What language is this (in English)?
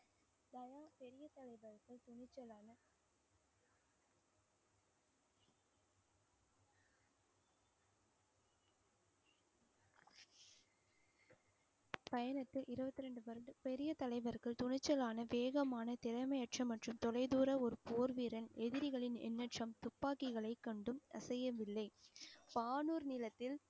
Tamil